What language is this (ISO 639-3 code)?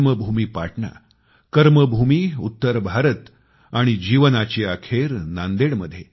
mar